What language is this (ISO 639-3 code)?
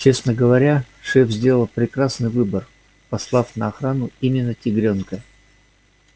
rus